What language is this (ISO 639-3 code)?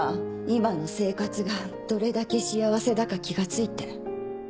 jpn